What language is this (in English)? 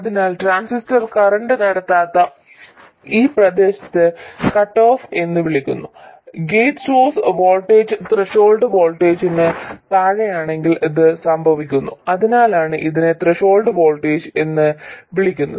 Malayalam